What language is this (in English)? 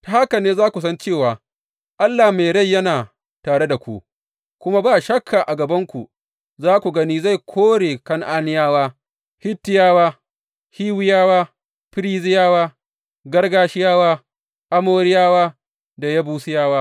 Hausa